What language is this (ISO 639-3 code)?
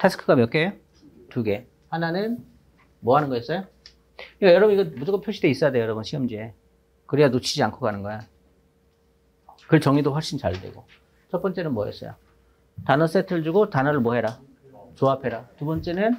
kor